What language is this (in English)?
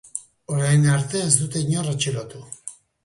Basque